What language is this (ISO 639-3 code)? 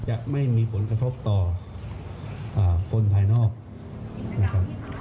tha